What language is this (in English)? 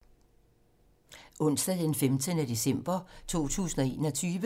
Danish